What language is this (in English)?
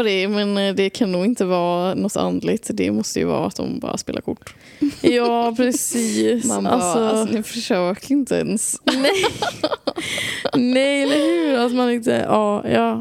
Swedish